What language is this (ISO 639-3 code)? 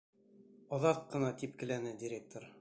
bak